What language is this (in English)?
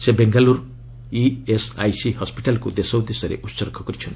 Odia